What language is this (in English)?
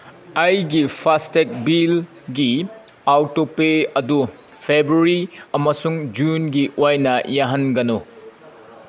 Manipuri